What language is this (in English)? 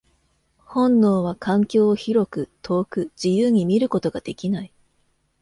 Japanese